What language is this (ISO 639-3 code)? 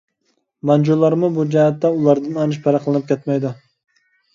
uig